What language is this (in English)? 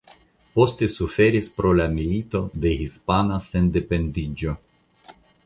Esperanto